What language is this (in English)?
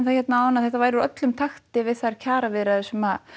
Icelandic